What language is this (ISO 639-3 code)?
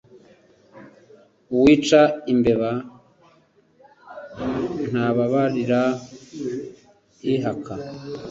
kin